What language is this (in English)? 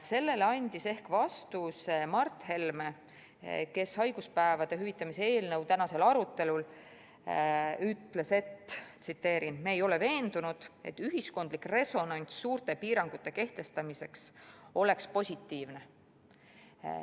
Estonian